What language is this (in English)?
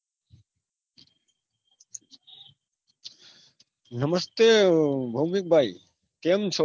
Gujarati